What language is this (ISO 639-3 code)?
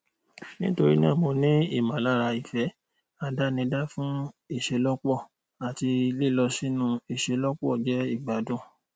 yor